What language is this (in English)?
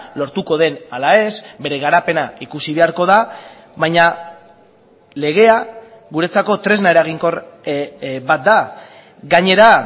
Basque